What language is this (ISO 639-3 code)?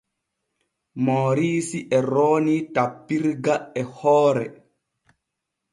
fue